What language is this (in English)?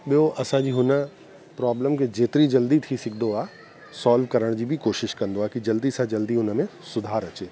Sindhi